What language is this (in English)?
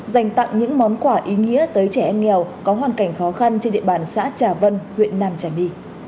Vietnamese